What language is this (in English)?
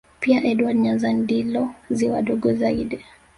Swahili